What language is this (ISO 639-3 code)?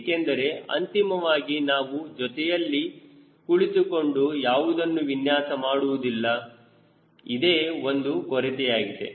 kan